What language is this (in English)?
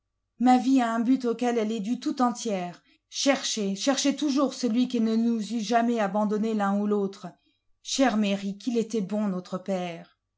French